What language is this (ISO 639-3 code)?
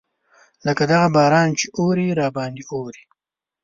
pus